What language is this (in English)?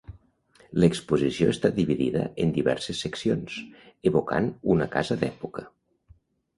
Catalan